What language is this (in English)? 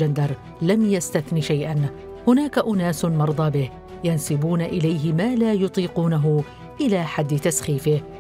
Arabic